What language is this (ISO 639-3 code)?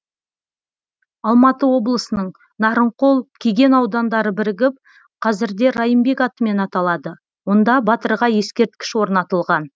kaz